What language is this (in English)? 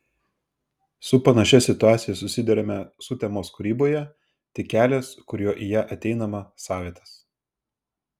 Lithuanian